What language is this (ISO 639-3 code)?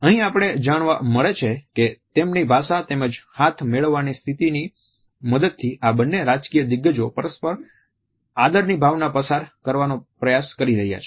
guj